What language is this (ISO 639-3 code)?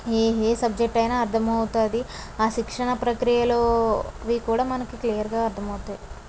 tel